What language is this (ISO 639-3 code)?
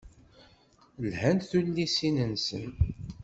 kab